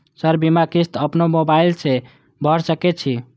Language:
Maithili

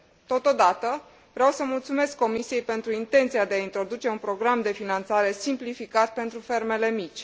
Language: Romanian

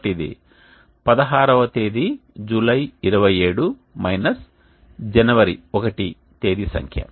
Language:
Telugu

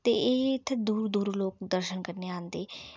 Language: Dogri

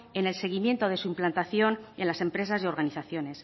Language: Spanish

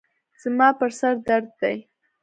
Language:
Pashto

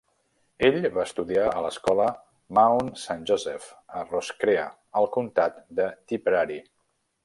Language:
Catalan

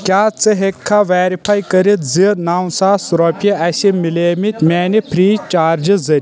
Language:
Kashmiri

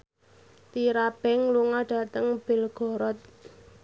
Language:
Javanese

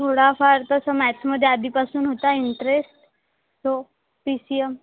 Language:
Marathi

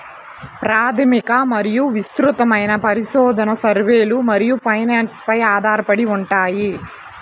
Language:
Telugu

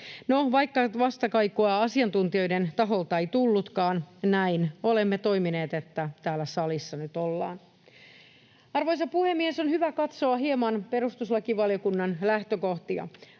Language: Finnish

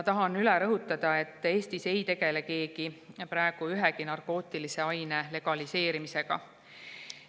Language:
Estonian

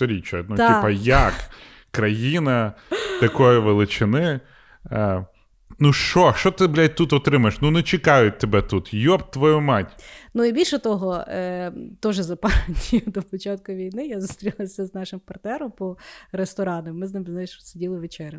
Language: Ukrainian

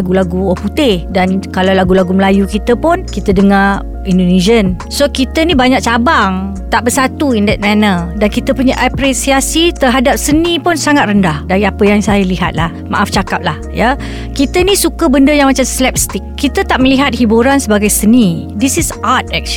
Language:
Malay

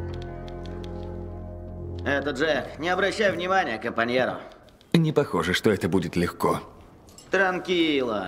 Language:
Russian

